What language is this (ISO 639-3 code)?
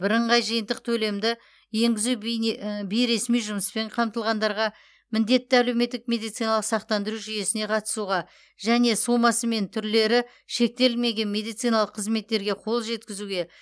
kaz